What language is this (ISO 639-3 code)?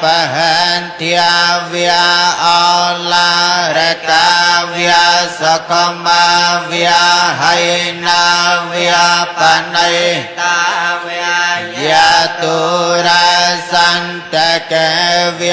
ind